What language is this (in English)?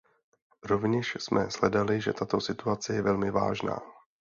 Czech